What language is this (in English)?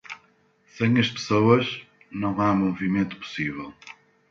Portuguese